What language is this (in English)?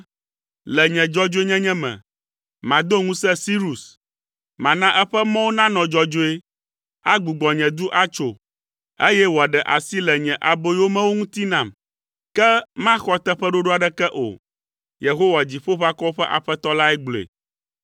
Ewe